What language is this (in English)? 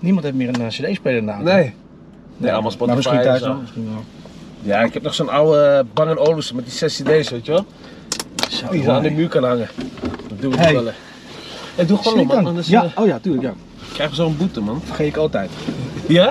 Dutch